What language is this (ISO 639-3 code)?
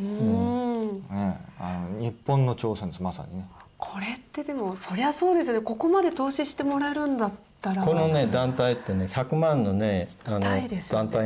jpn